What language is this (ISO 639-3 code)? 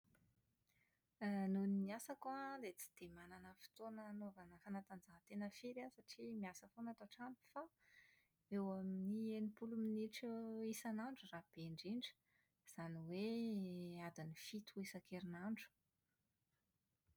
mlg